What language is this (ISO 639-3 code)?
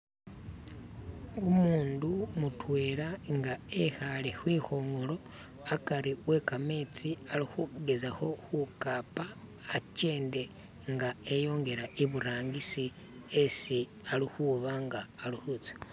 myx